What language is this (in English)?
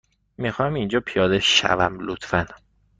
Persian